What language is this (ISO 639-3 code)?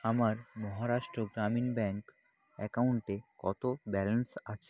ben